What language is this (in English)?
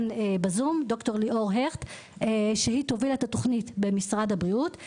Hebrew